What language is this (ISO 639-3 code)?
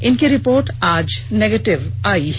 hin